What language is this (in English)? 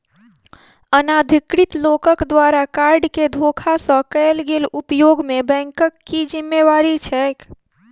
Maithili